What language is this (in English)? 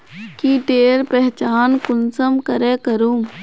Magahi